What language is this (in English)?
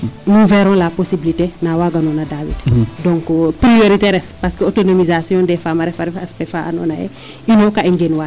Serer